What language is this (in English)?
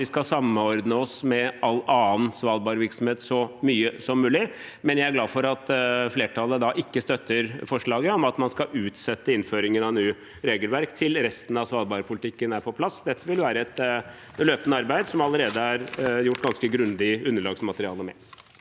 Norwegian